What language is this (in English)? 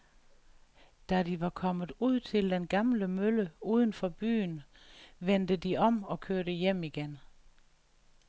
Danish